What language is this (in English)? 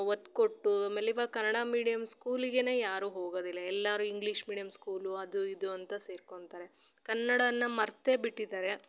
Kannada